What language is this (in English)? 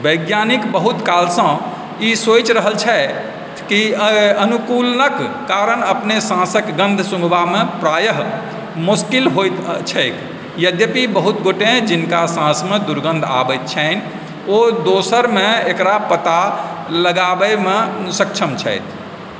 Maithili